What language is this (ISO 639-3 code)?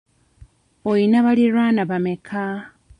lug